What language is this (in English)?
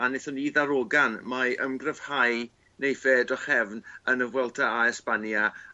Welsh